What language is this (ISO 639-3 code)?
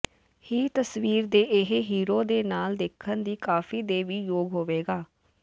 pan